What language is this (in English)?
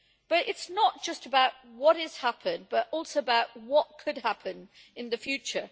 English